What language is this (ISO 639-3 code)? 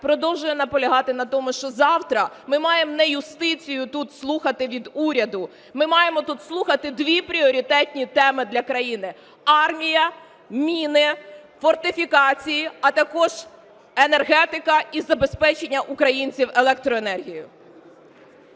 ukr